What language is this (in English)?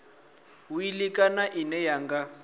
Venda